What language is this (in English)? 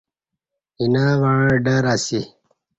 Kati